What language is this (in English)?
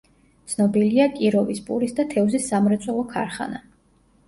Georgian